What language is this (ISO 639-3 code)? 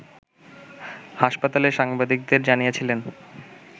ben